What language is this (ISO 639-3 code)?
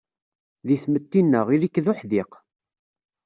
kab